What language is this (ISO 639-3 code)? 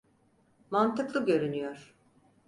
tur